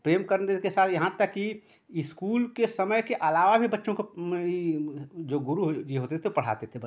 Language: Hindi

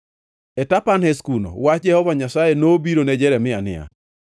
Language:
Luo (Kenya and Tanzania)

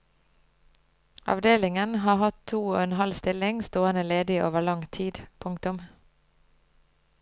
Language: Norwegian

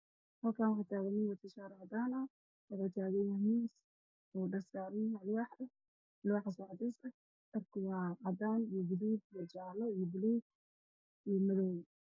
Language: Somali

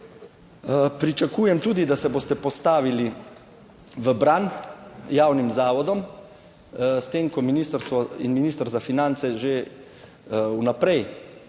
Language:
Slovenian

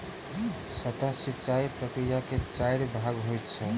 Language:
Maithili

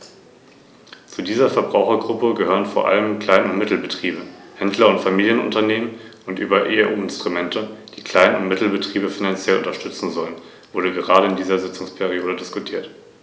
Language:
German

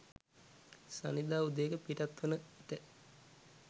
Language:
Sinhala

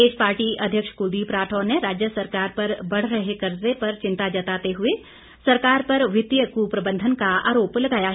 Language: Hindi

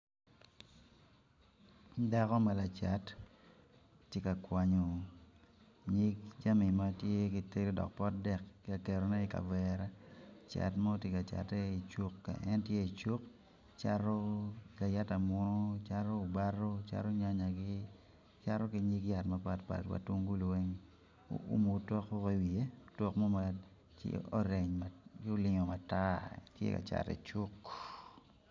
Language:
Acoli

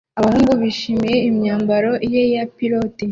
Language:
Kinyarwanda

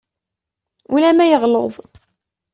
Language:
Kabyle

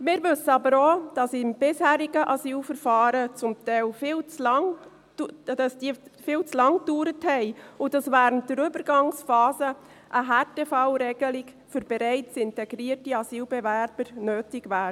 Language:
Swiss German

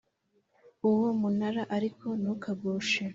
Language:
Kinyarwanda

